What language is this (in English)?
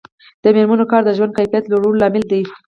Pashto